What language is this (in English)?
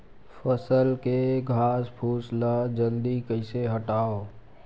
Chhattisgarhi